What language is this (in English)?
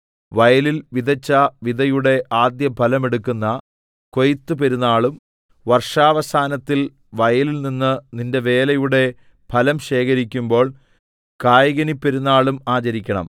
Malayalam